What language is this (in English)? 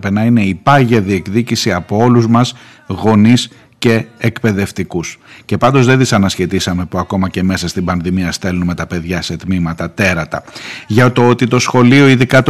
Greek